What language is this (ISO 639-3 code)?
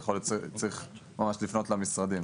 heb